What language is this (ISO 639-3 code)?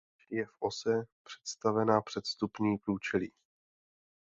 ces